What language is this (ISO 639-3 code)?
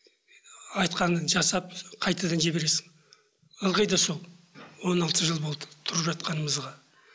kaz